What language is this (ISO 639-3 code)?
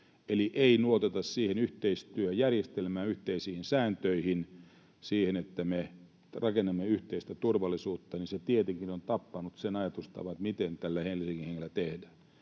fin